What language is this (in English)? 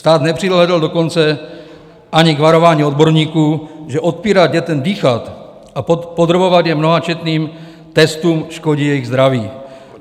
Czech